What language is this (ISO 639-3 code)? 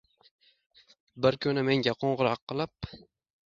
uzb